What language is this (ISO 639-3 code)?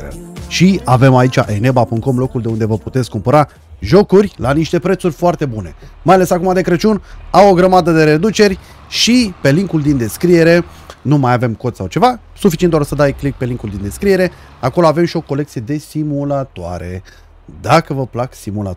ron